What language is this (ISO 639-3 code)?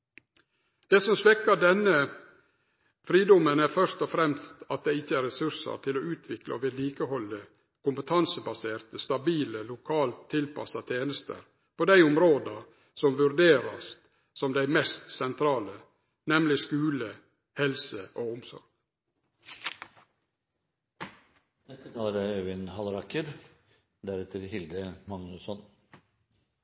nno